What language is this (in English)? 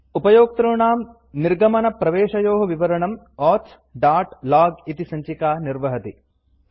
Sanskrit